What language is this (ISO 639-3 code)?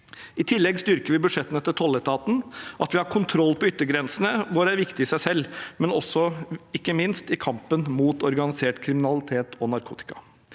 nor